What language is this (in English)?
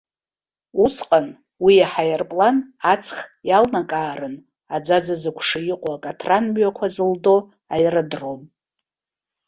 Abkhazian